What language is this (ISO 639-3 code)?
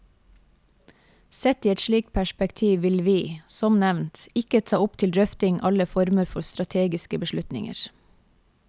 nor